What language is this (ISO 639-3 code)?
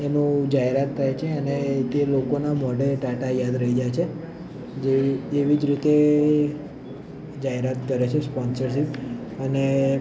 guj